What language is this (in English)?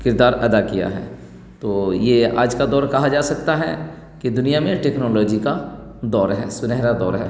Urdu